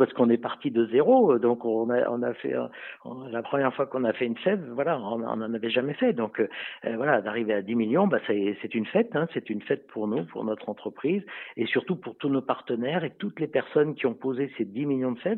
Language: French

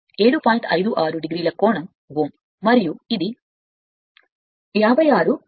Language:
Telugu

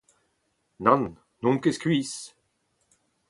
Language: Breton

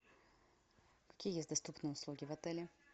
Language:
Russian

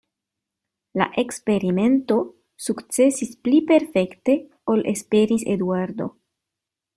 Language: Esperanto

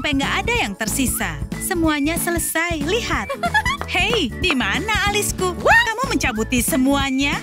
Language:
Indonesian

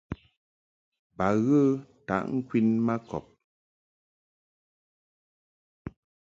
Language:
Mungaka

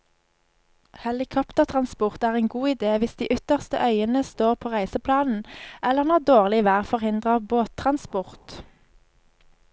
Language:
Norwegian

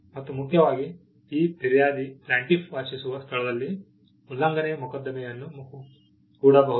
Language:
Kannada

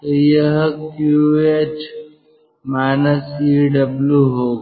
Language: Hindi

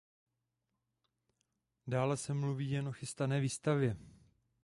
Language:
Czech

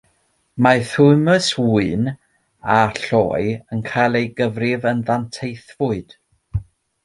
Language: Welsh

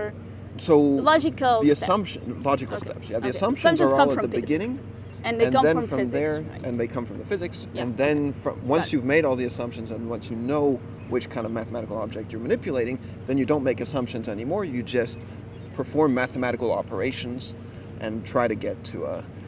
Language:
English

